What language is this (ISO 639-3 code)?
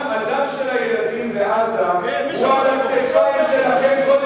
heb